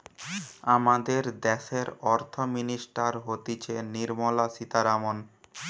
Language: Bangla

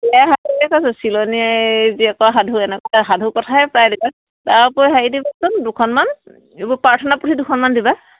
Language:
Assamese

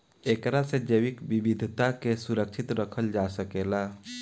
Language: Bhojpuri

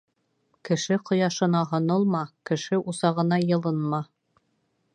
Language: Bashkir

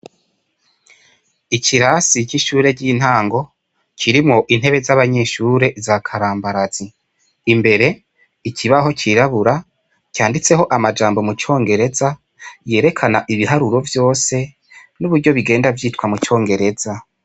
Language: Rundi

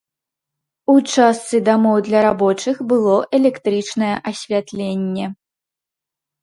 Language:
Belarusian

